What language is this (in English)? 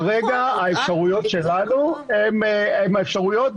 Hebrew